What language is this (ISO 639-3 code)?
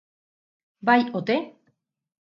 eus